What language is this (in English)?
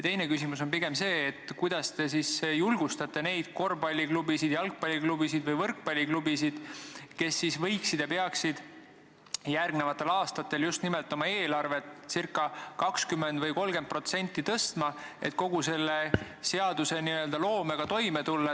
Estonian